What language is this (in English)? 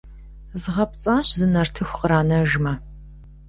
Kabardian